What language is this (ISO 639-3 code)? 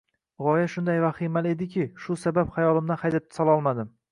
uzb